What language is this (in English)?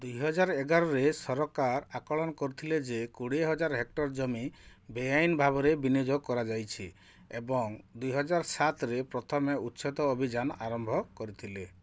Odia